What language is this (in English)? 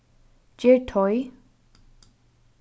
Faroese